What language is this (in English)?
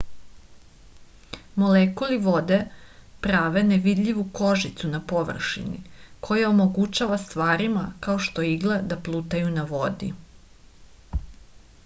Serbian